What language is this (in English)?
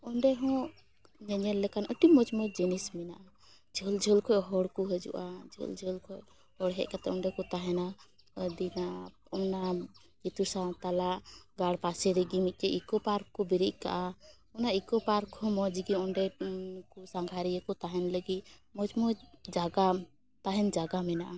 Santali